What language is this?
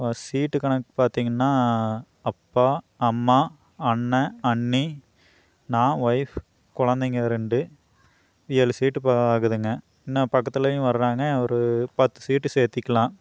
Tamil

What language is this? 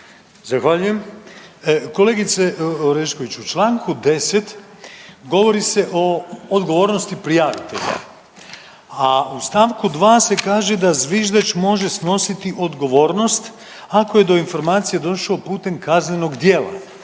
Croatian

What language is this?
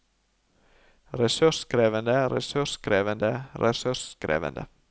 Norwegian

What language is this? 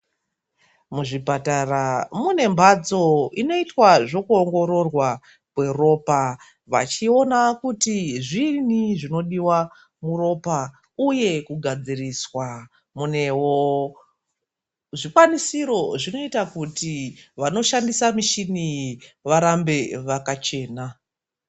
Ndau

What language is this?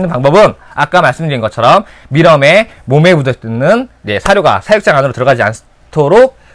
Korean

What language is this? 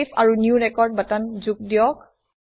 Assamese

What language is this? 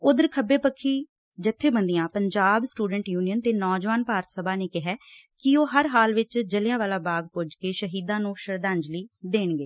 Punjabi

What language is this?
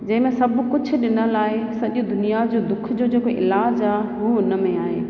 Sindhi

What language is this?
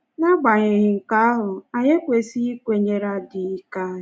Igbo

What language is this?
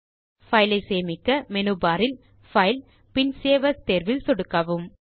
Tamil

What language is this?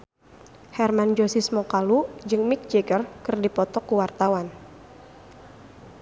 Sundanese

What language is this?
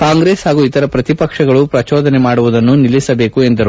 Kannada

